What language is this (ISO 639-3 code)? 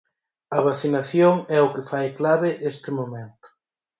glg